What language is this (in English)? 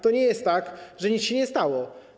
Polish